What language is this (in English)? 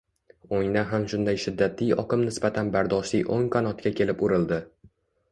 Uzbek